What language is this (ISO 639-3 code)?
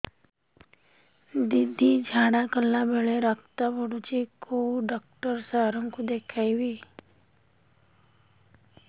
ori